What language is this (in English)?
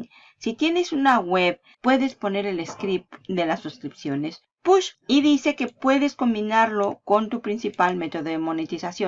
Spanish